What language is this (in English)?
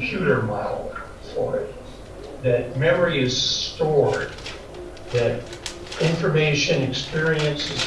English